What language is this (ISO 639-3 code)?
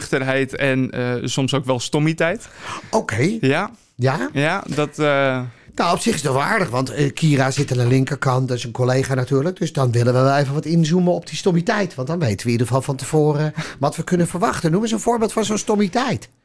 nld